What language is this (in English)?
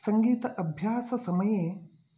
Sanskrit